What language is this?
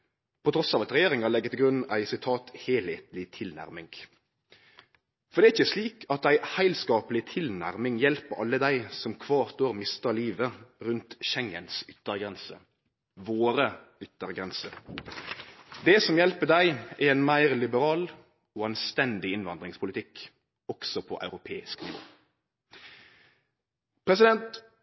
Norwegian Nynorsk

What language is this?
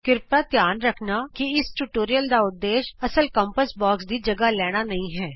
Punjabi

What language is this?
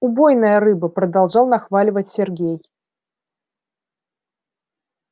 Russian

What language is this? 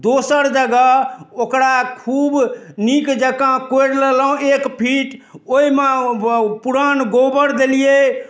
Maithili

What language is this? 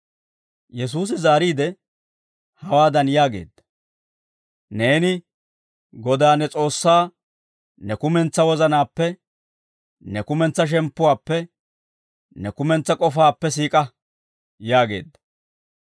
Dawro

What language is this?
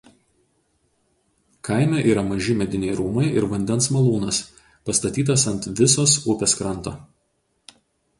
Lithuanian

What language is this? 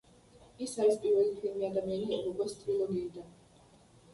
Georgian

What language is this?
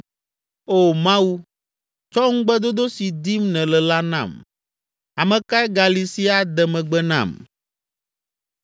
Ewe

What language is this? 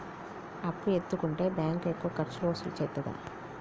Telugu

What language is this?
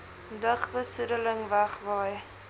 Afrikaans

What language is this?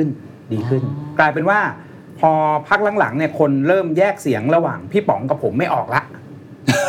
Thai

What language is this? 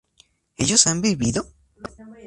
Spanish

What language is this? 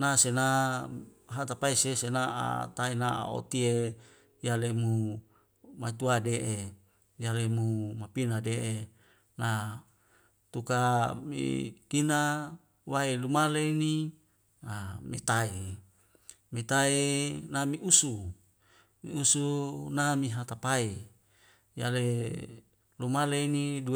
Wemale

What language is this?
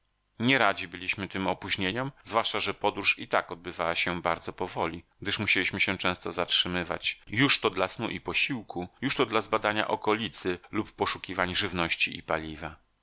Polish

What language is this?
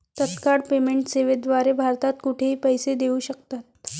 Marathi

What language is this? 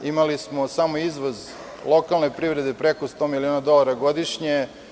Serbian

